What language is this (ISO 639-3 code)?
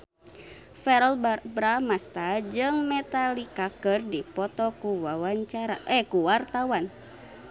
sun